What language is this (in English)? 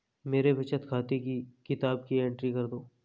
Hindi